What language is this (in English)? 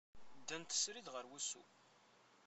Kabyle